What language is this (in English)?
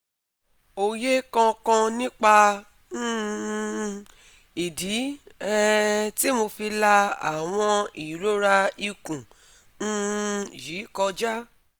Yoruba